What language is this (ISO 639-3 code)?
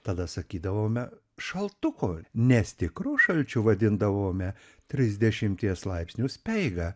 lit